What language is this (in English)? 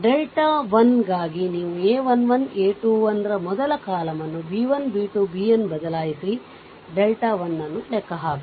Kannada